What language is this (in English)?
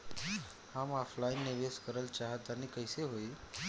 Bhojpuri